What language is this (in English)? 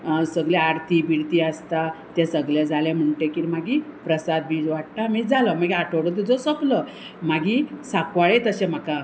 Konkani